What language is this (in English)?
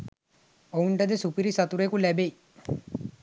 Sinhala